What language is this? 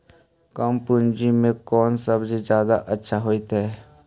Magahi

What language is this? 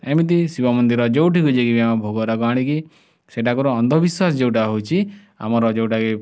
Odia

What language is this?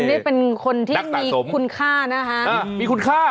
Thai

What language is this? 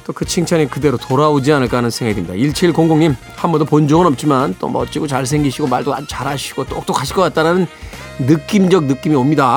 Korean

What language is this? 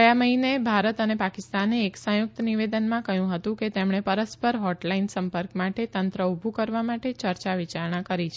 Gujarati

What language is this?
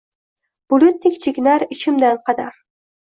Uzbek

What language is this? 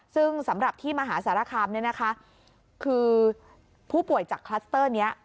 Thai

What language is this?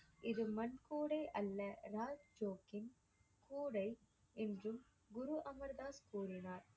Tamil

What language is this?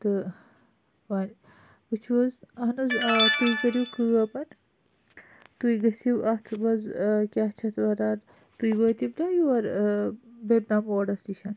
Kashmiri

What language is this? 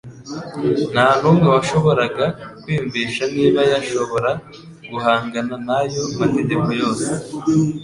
Kinyarwanda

